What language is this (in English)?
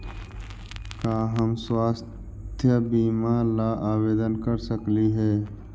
Magahi